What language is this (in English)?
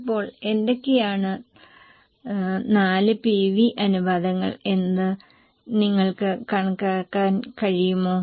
Malayalam